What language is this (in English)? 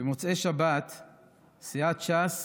Hebrew